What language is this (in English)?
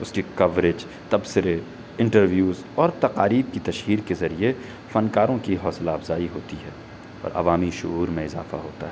Urdu